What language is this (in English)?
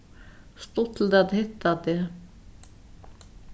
Faroese